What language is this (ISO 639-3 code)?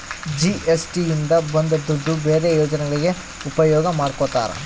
kan